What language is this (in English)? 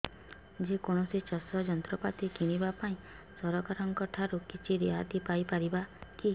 Odia